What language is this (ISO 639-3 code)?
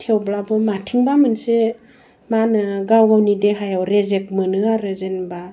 brx